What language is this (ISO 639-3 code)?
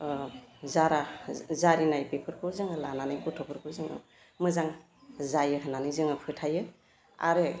brx